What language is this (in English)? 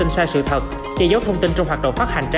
Vietnamese